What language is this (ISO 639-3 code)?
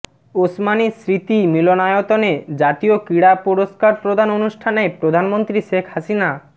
ben